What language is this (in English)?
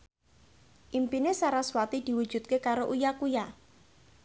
Javanese